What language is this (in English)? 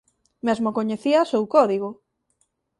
Galician